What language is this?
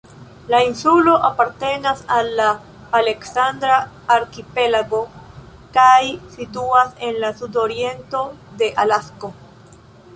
Esperanto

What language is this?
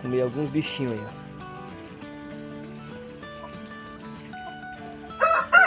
Portuguese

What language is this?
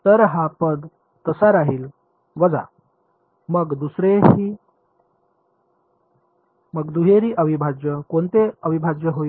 Marathi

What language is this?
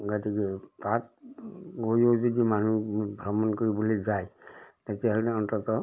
Assamese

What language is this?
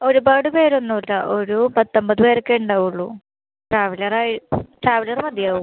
Malayalam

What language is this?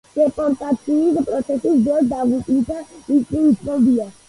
Georgian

